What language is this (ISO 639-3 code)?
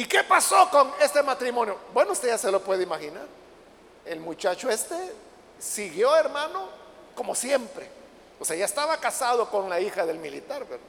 spa